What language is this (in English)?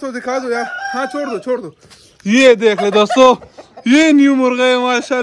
Arabic